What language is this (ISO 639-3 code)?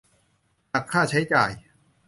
tha